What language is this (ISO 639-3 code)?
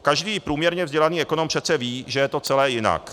ces